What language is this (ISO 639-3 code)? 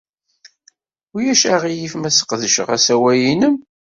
kab